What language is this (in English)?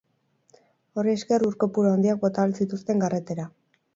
Basque